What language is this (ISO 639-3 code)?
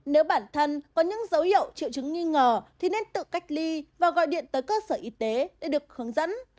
vie